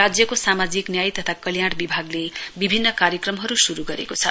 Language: Nepali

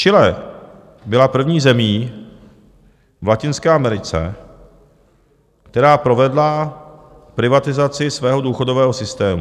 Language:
Czech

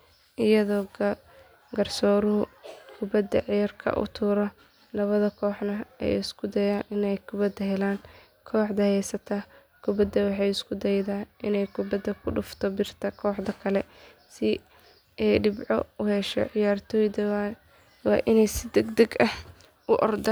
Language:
Somali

